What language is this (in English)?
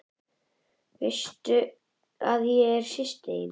Icelandic